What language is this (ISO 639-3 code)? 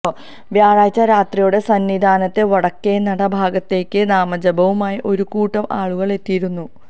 mal